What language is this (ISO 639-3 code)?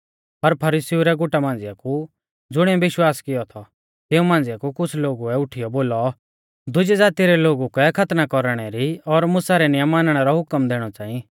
bfz